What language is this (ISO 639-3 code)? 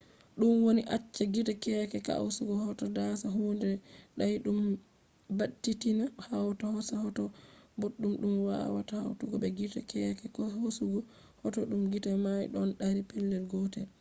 ful